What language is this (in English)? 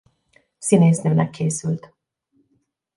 Hungarian